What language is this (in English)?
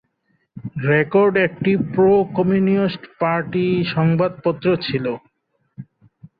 Bangla